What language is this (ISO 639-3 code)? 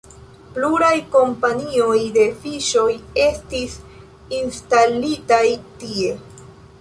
epo